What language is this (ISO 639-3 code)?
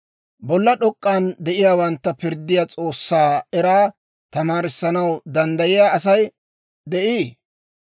dwr